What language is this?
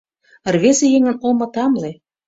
Mari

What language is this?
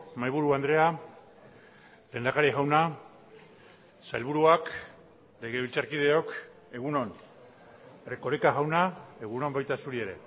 Basque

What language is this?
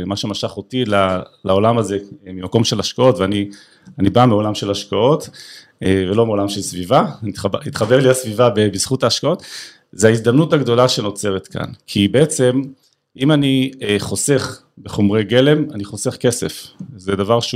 Hebrew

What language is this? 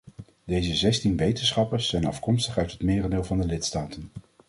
Dutch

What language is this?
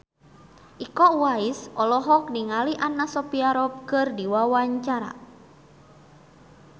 Sundanese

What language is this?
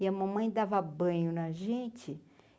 Portuguese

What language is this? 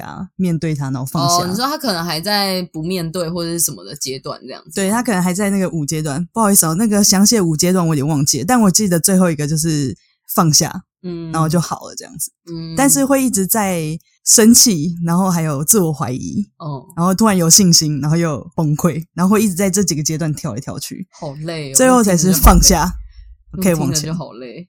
Chinese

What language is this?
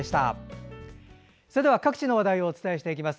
Japanese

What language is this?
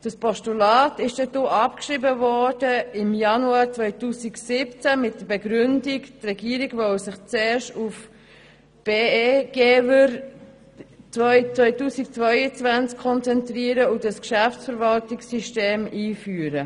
Swiss German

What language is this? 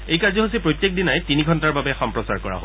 Assamese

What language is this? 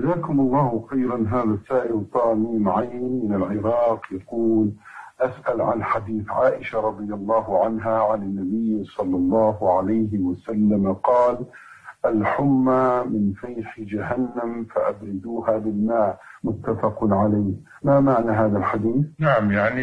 Arabic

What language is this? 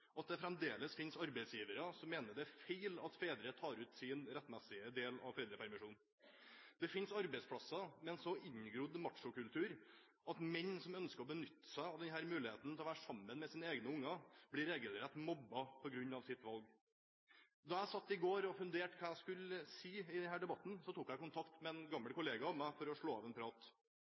Norwegian Bokmål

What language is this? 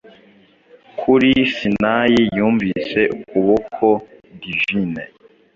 Kinyarwanda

